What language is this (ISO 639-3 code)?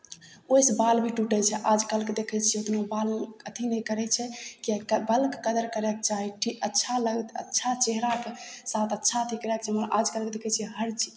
mai